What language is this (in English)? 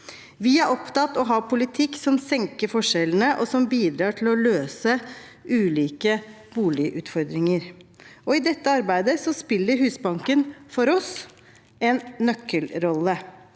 Norwegian